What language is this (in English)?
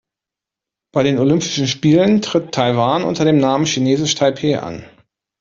German